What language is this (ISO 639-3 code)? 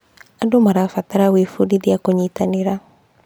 kik